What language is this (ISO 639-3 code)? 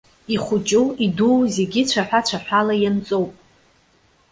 abk